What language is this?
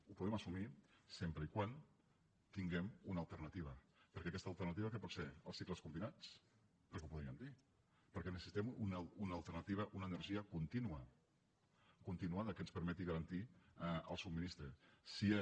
Catalan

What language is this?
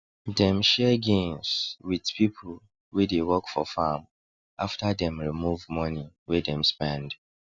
Nigerian Pidgin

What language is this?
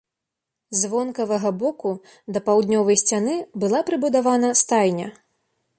Belarusian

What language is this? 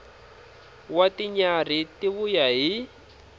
Tsonga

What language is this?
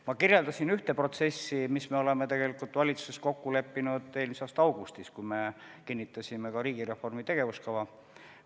Estonian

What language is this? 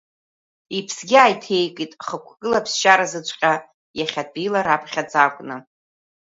Abkhazian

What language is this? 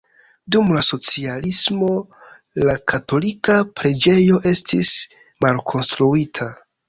Esperanto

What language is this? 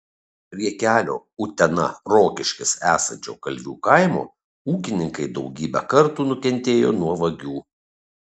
Lithuanian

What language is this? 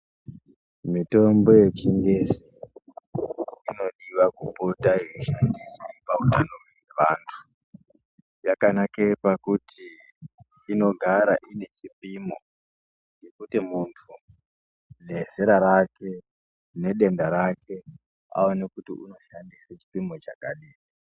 Ndau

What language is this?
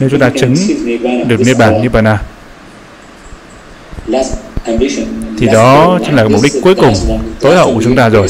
Vietnamese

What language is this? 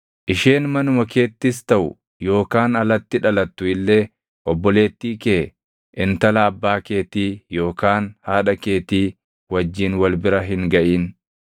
Oromo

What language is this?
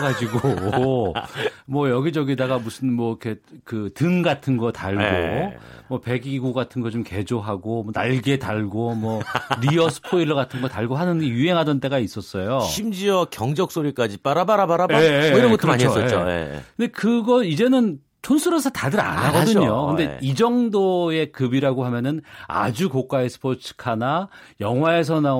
Korean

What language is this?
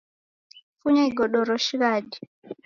Taita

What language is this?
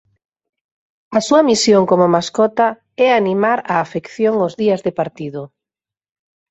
Galician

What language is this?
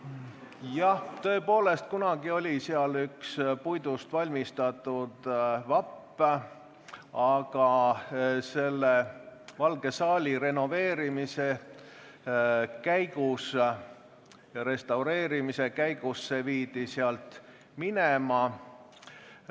Estonian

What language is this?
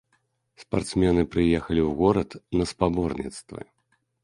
Belarusian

